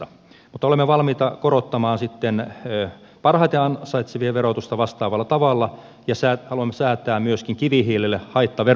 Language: Finnish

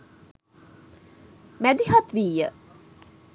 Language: Sinhala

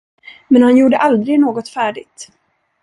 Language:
Swedish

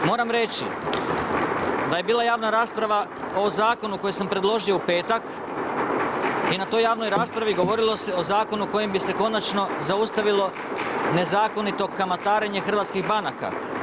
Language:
Croatian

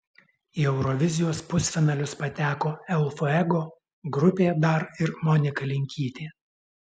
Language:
Lithuanian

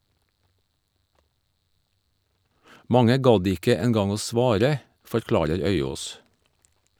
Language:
Norwegian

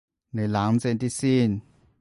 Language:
Cantonese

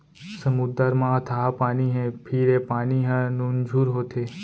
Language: Chhattisgarhi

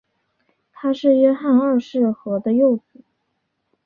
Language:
Chinese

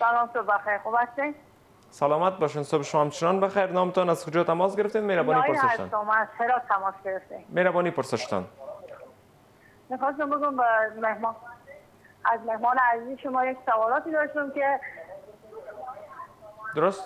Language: Persian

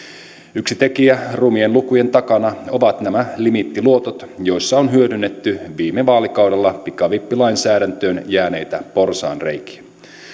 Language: Finnish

